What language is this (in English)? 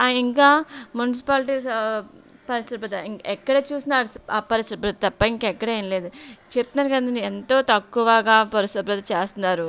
Telugu